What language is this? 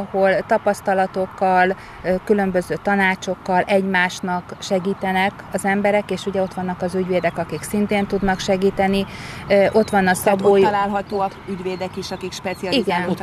Hungarian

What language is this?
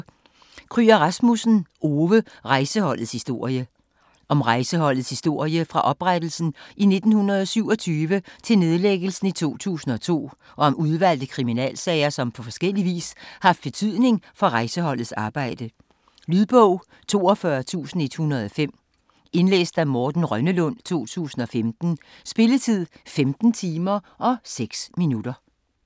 Danish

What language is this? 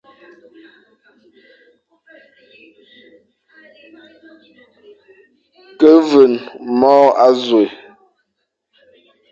Fang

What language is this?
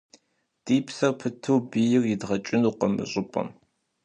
Kabardian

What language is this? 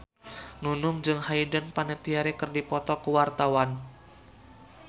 Sundanese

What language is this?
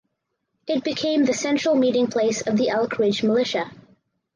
English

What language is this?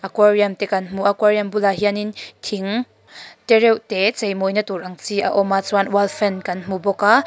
Mizo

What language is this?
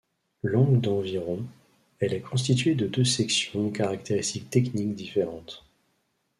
French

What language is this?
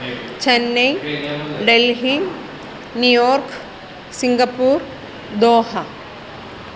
Sanskrit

